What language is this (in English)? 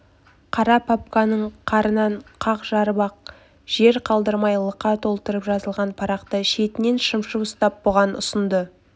Kazakh